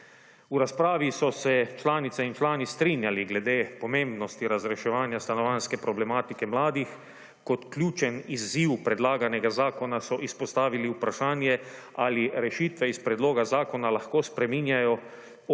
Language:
Slovenian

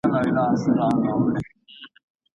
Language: Pashto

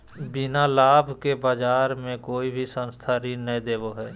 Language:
Magahi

